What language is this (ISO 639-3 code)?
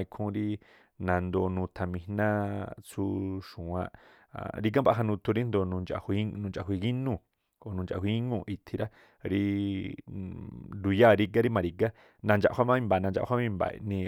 tpl